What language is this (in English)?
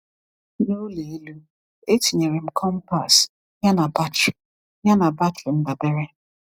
Igbo